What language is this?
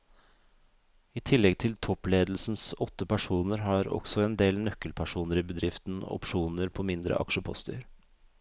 Norwegian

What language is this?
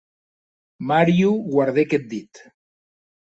Occitan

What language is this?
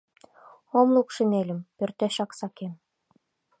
Mari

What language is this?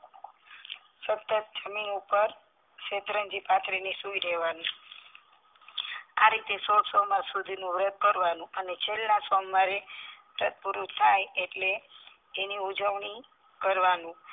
Gujarati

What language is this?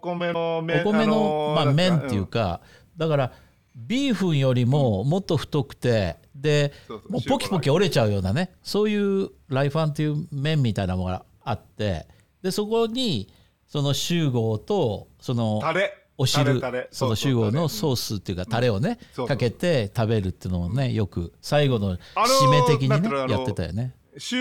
Japanese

